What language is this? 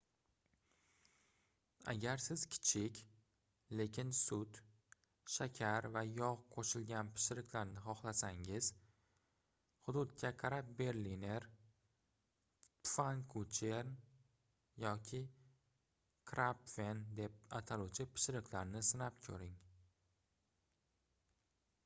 Uzbek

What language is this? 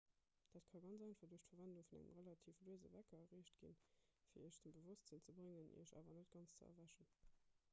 Luxembourgish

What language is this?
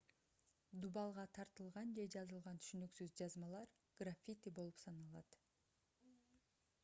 Kyrgyz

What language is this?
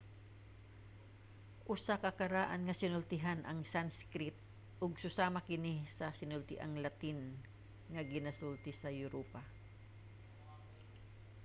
Cebuano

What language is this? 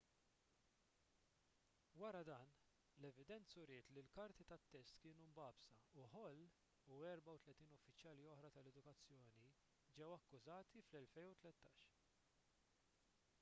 Maltese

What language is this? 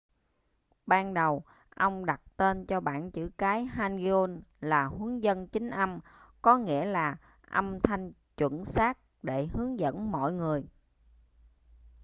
Vietnamese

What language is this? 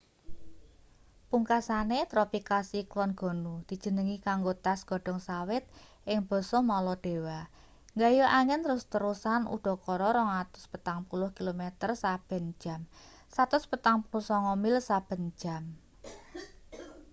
Javanese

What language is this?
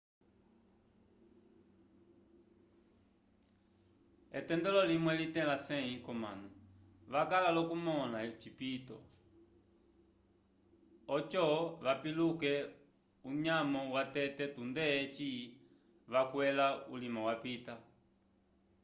Umbundu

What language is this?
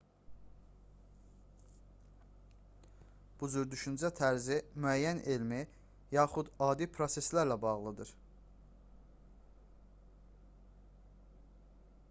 Azerbaijani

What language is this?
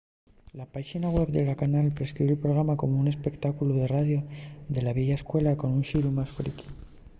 Asturian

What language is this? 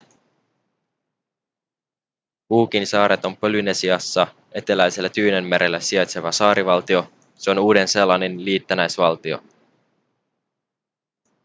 Finnish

